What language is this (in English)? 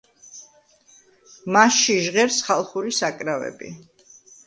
Georgian